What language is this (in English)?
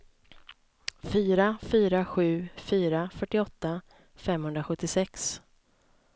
Swedish